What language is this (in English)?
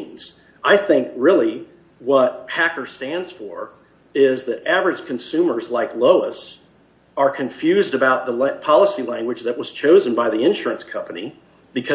English